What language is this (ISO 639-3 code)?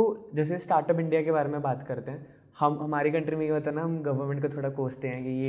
hin